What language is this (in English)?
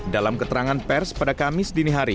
Indonesian